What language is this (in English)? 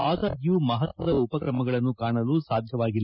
Kannada